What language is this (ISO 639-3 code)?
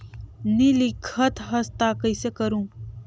hne